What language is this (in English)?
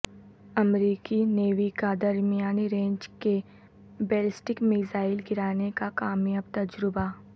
Urdu